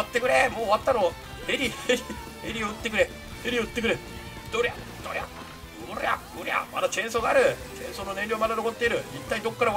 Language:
Japanese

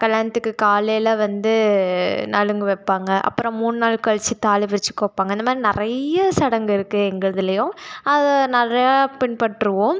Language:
Tamil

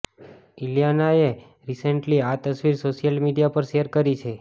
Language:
Gujarati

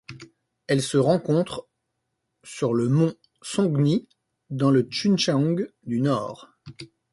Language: French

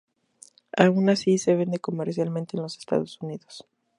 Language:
Spanish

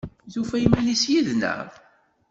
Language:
Kabyle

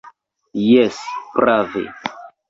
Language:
Esperanto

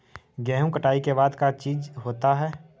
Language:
Magahi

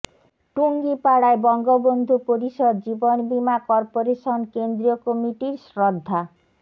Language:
Bangla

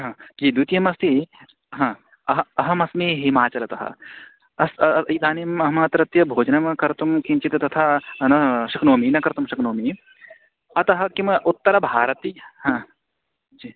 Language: Sanskrit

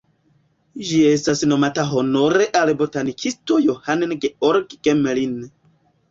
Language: Esperanto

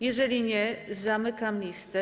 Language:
Polish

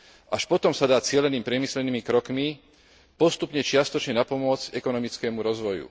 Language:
Slovak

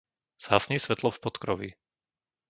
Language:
Slovak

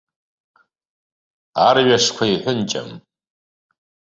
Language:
Abkhazian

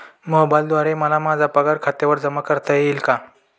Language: Marathi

